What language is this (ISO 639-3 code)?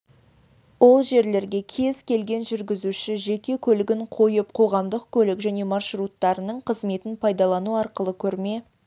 kaz